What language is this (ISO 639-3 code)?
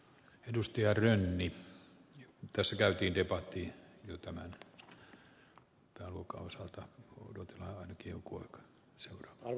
fin